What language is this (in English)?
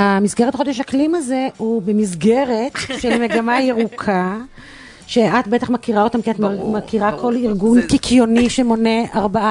Hebrew